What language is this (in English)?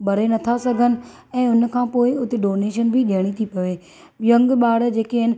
Sindhi